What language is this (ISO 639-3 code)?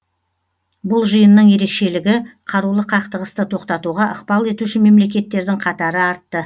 kaz